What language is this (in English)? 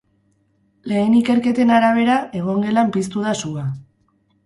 Basque